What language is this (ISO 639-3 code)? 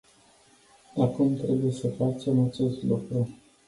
ron